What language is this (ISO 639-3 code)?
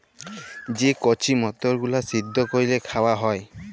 ben